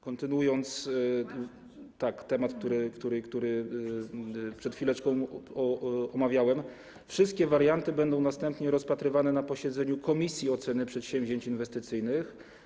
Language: Polish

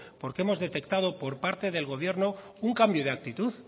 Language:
Spanish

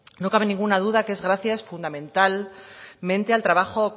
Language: Spanish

